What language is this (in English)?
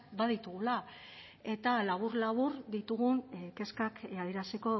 Basque